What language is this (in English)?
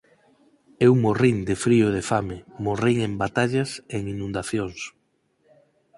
Galician